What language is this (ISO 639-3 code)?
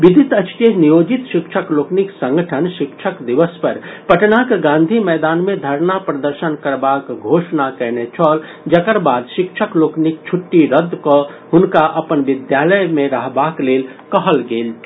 mai